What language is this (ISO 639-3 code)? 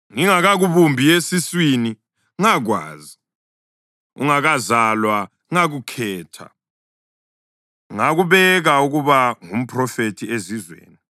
nde